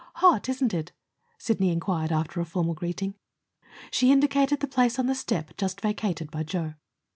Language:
English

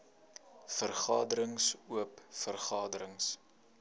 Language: Afrikaans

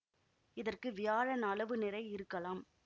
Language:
Tamil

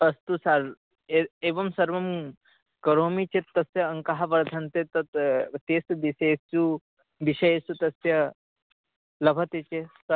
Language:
Sanskrit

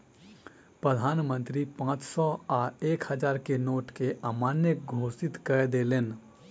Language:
Maithili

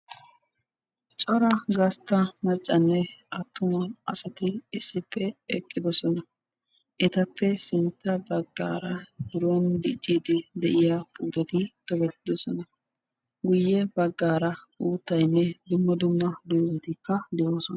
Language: Wolaytta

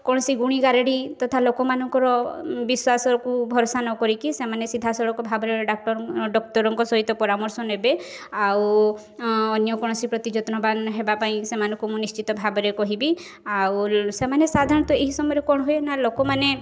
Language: Odia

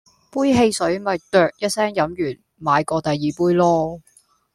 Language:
Cantonese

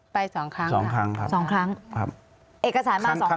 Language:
Thai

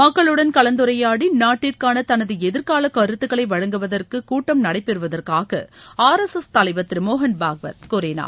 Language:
Tamil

